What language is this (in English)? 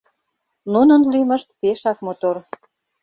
Mari